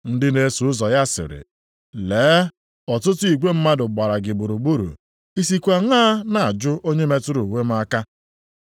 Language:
Igbo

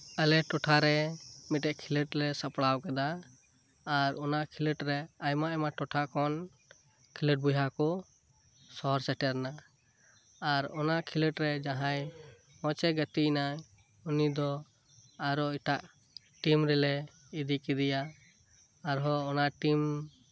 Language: Santali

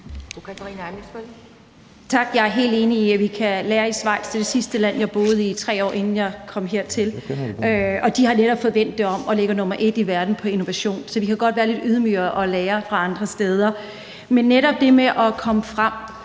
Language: Danish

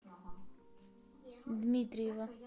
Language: Russian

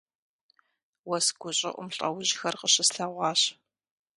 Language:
Kabardian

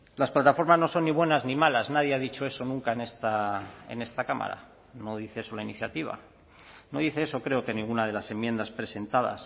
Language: Spanish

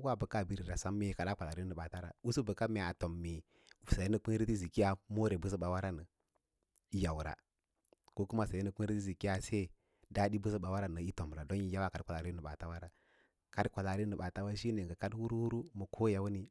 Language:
Lala-Roba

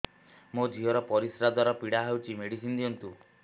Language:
Odia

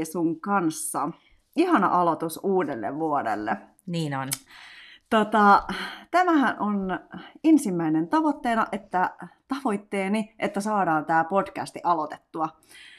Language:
Finnish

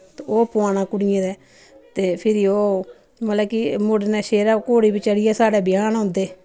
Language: Dogri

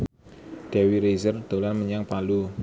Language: Javanese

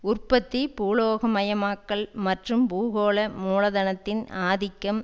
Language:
Tamil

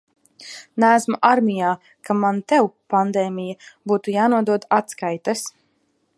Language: Latvian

